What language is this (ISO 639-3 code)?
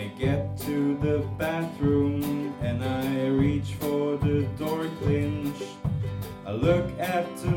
dan